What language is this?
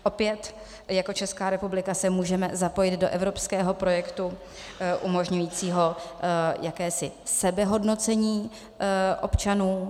Czech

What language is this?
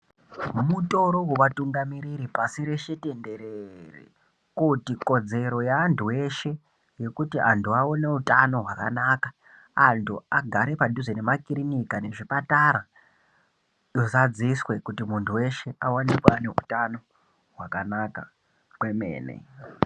Ndau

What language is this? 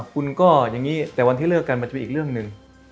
Thai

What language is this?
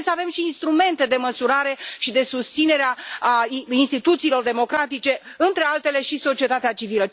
Romanian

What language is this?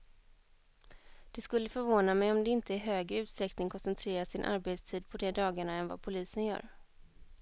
Swedish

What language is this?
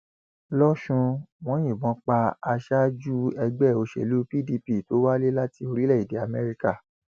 Yoruba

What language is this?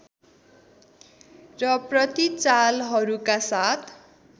Nepali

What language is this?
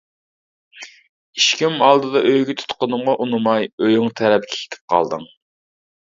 Uyghur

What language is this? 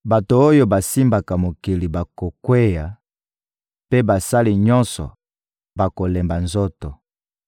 Lingala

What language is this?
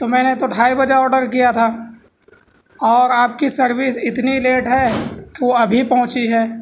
Urdu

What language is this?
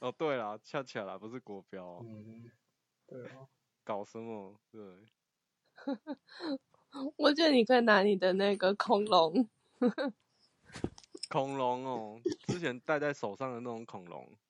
Chinese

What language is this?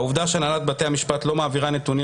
Hebrew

